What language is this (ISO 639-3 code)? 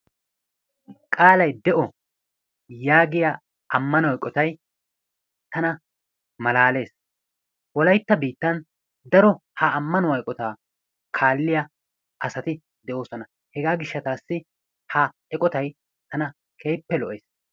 wal